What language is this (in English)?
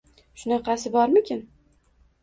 Uzbek